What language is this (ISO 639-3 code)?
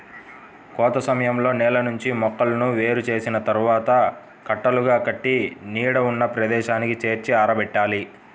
tel